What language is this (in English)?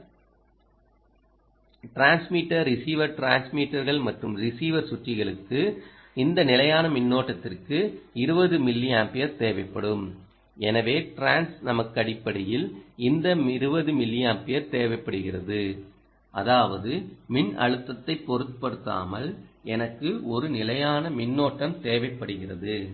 Tamil